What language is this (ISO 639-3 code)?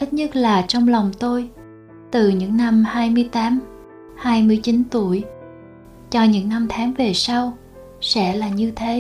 vie